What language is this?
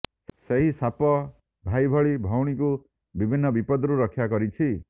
Odia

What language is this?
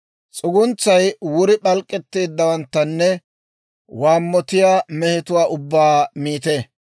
Dawro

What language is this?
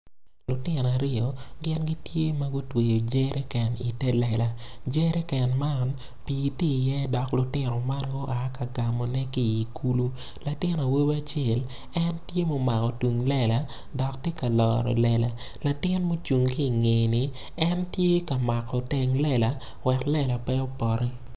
Acoli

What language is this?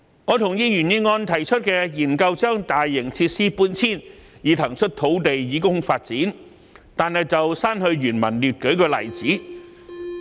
Cantonese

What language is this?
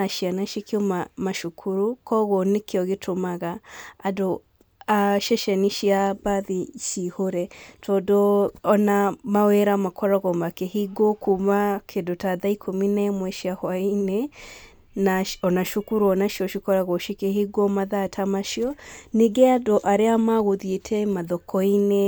Kikuyu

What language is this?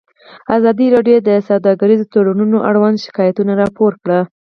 Pashto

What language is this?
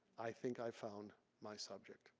English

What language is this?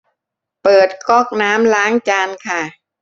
Thai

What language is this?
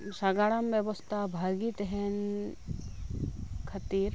Santali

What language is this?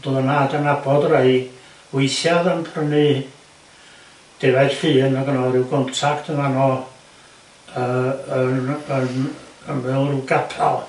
Welsh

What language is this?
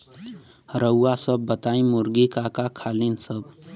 Bhojpuri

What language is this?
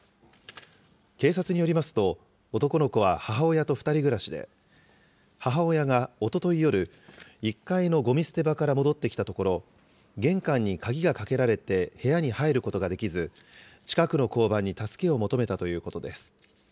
Japanese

